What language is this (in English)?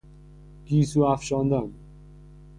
Persian